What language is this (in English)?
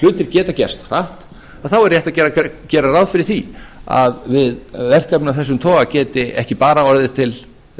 Icelandic